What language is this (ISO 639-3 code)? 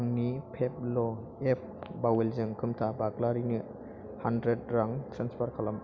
brx